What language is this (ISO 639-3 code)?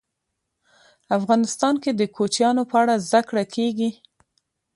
pus